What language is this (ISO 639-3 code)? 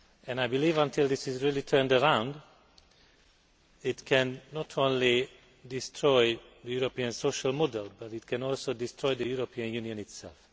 eng